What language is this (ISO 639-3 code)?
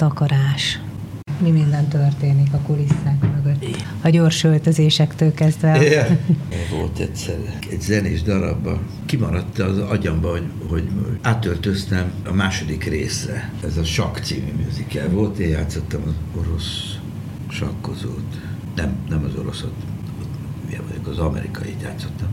hun